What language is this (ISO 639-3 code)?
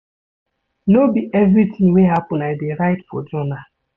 pcm